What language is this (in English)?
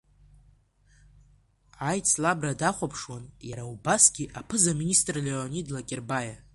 Abkhazian